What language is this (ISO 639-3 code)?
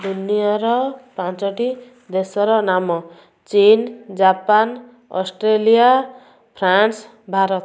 ori